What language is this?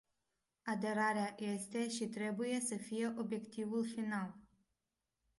Romanian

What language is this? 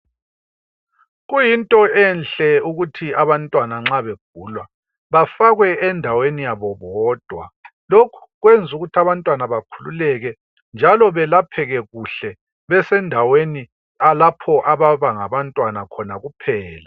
North Ndebele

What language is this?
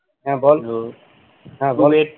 Bangla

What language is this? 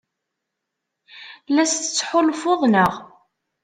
Kabyle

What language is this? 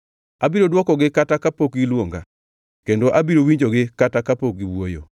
Luo (Kenya and Tanzania)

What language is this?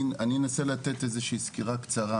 Hebrew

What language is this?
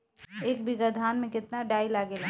Bhojpuri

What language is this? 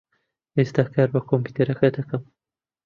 Central Kurdish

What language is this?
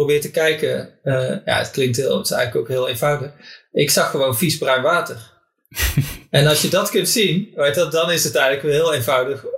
Dutch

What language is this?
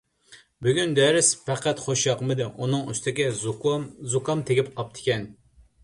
Uyghur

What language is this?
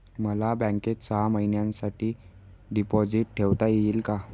Marathi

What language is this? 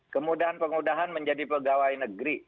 Indonesian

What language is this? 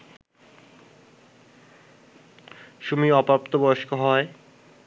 Bangla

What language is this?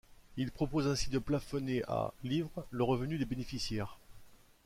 French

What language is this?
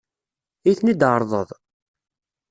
Kabyle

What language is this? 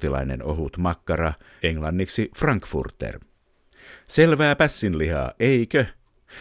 Finnish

